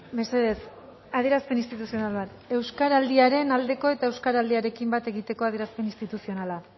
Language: Basque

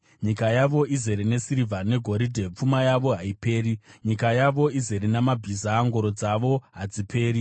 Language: Shona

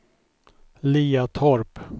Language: Swedish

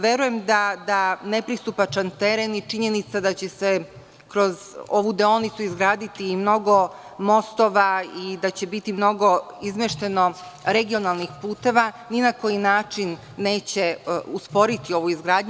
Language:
Serbian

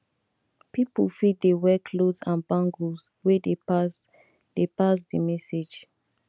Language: Nigerian Pidgin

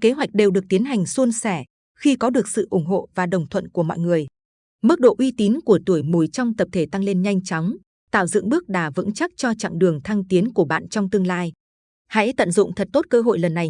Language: Vietnamese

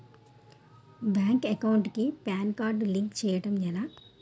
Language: Telugu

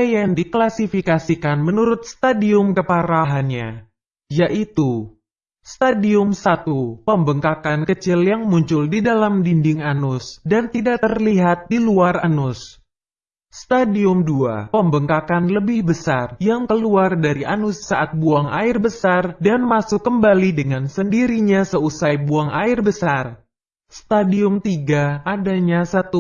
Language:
Indonesian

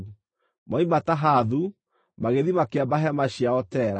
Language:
Kikuyu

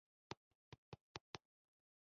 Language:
Pashto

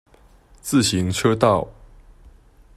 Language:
Chinese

